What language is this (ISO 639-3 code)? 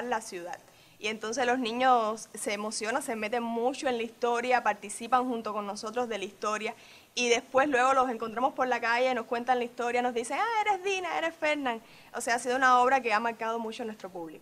spa